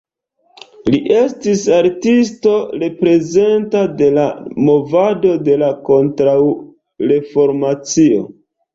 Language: Esperanto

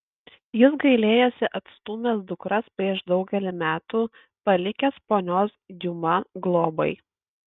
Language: Lithuanian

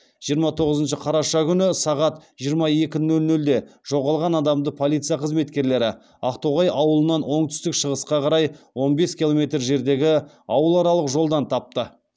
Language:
Kazakh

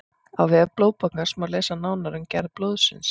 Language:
Icelandic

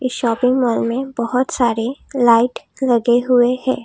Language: Hindi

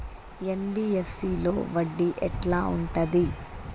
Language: Telugu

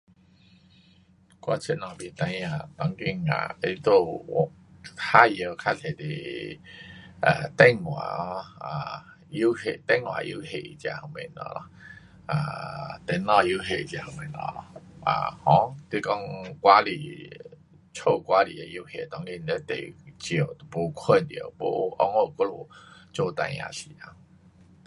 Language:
Pu-Xian Chinese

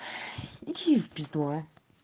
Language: Russian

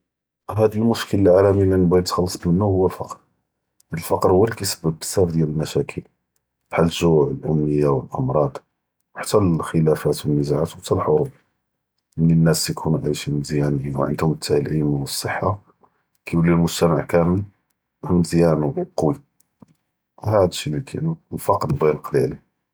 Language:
Judeo-Arabic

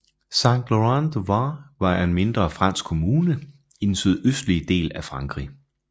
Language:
Danish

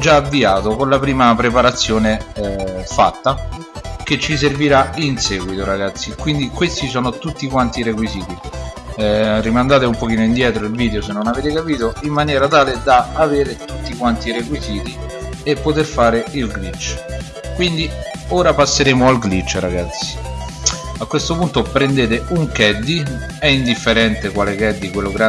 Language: Italian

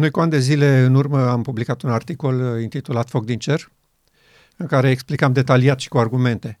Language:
Romanian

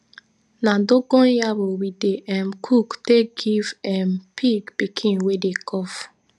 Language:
Nigerian Pidgin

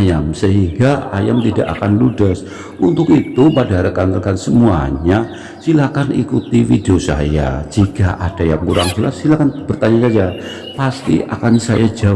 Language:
Indonesian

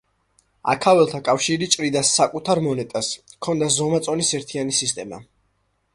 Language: Georgian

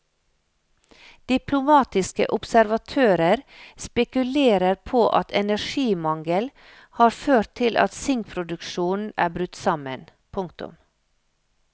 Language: Norwegian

